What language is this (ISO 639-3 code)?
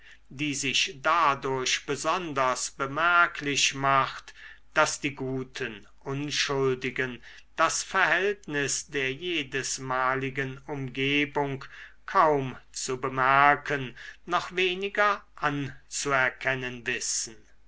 deu